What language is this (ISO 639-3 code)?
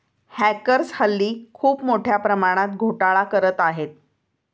mar